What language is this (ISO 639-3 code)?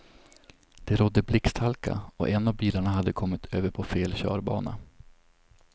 swe